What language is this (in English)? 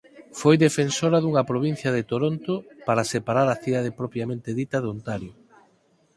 Galician